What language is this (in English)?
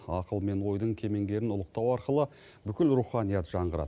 Kazakh